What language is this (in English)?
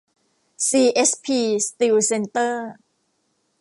Thai